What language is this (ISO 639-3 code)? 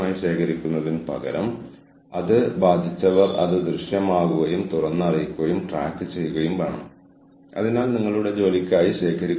mal